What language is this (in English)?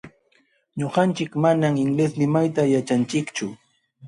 Jauja Wanca Quechua